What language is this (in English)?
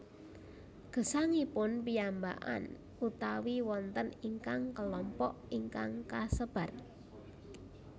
Javanese